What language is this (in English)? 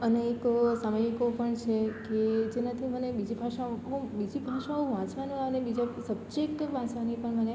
Gujarati